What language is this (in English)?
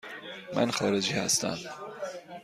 Persian